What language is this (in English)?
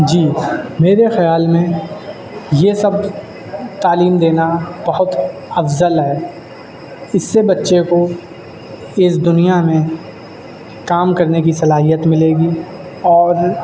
Urdu